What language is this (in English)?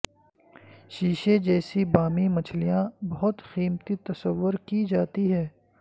Urdu